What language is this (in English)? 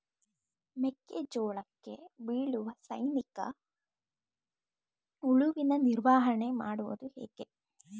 Kannada